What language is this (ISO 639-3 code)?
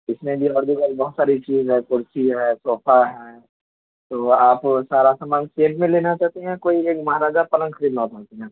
urd